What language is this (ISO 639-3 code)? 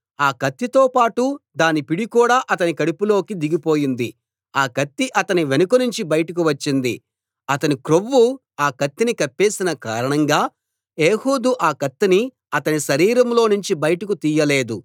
tel